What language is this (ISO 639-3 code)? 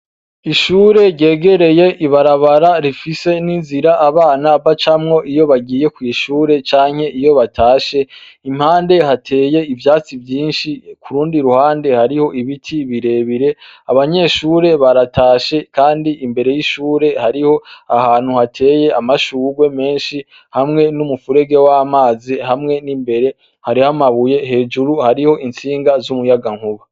run